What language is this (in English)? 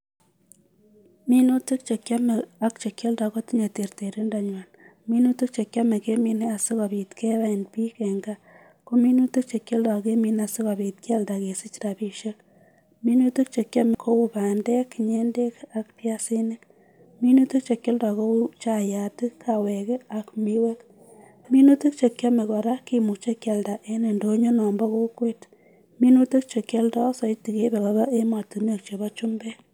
Kalenjin